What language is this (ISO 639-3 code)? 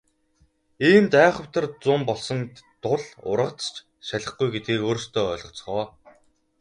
mon